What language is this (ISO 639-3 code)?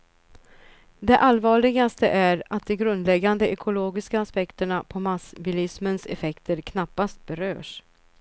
swe